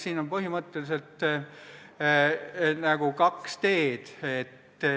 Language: Estonian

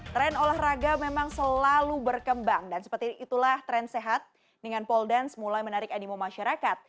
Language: Indonesian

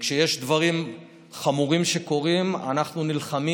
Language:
Hebrew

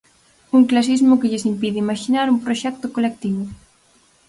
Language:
Galician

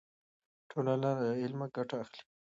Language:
Pashto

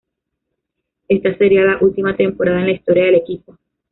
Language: Spanish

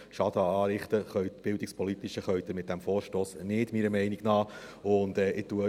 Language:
Swiss German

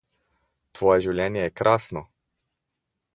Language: Slovenian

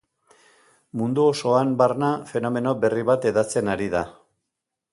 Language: Basque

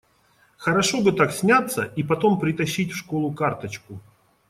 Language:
Russian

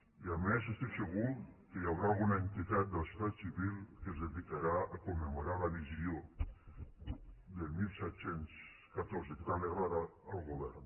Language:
Catalan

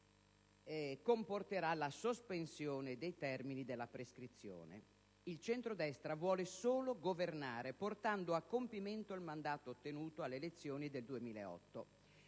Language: Italian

